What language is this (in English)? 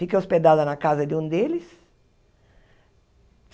Portuguese